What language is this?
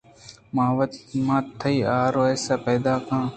Eastern Balochi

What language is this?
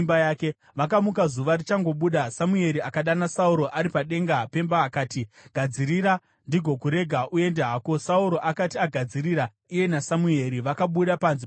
Shona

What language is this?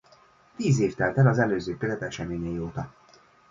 Hungarian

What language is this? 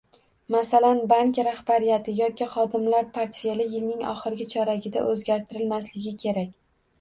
Uzbek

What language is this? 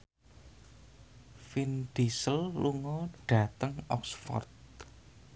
Javanese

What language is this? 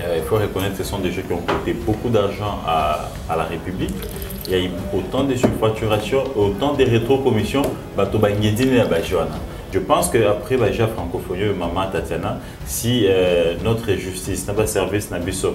French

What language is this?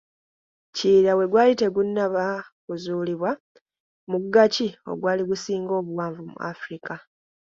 Ganda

